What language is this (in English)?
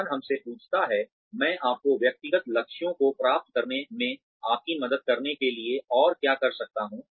Hindi